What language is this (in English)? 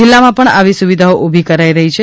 Gujarati